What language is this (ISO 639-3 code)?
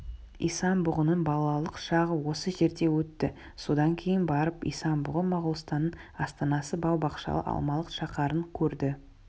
kaz